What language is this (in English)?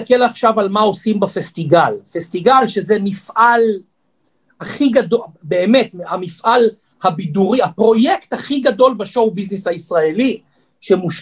Hebrew